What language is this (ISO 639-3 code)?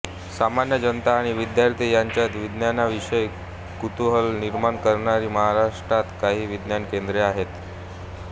mar